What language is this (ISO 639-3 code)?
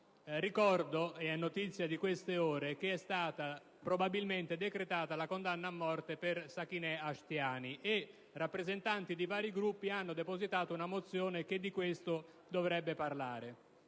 ita